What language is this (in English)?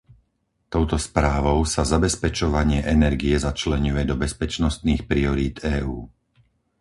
Slovak